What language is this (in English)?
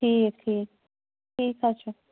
Kashmiri